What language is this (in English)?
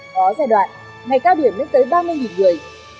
Vietnamese